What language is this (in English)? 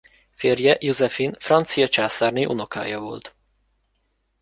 Hungarian